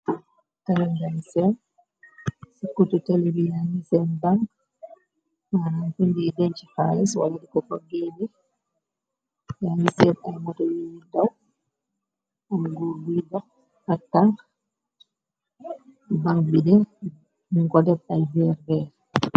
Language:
Wolof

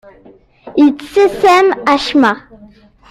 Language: Kabyle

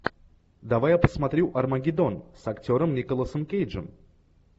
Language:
Russian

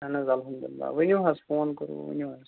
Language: Kashmiri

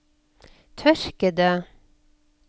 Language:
Norwegian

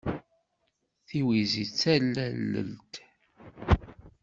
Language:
Kabyle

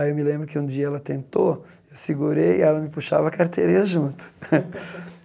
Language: Portuguese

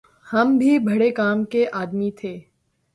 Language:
Urdu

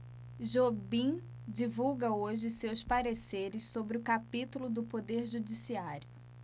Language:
Portuguese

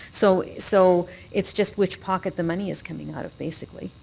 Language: English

